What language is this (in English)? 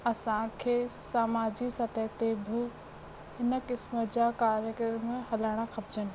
Sindhi